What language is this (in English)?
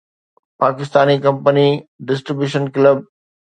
Sindhi